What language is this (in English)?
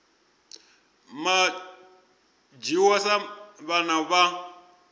Venda